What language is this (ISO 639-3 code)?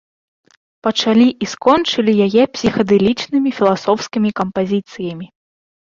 bel